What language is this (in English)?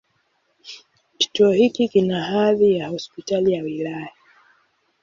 Swahili